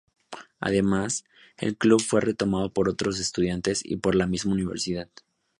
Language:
Spanish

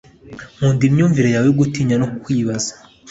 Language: Kinyarwanda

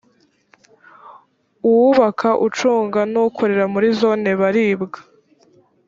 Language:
Kinyarwanda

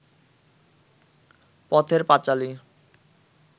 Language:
Bangla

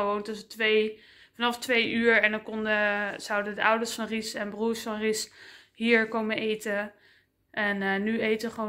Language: Dutch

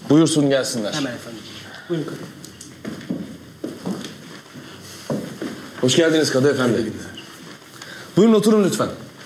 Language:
Turkish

